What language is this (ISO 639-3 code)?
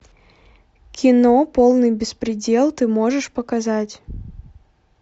rus